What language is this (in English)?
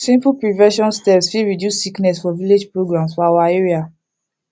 Nigerian Pidgin